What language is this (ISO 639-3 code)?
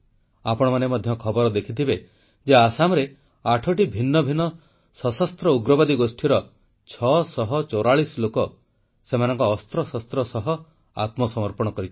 ori